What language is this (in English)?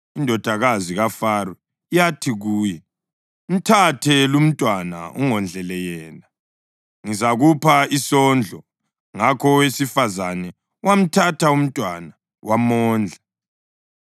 North Ndebele